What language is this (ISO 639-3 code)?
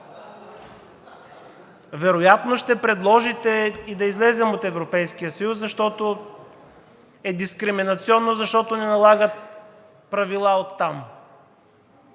bul